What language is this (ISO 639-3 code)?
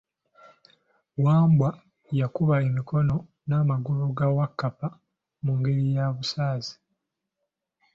lug